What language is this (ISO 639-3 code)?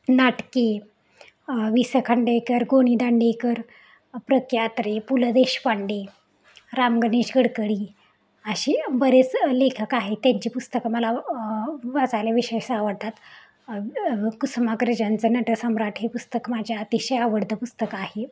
mar